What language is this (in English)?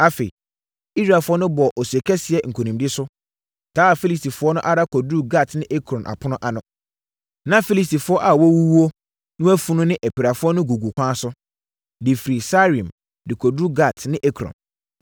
Akan